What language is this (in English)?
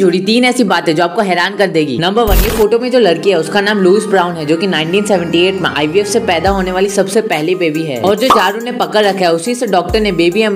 Hindi